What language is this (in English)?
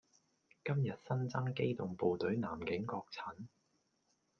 Cantonese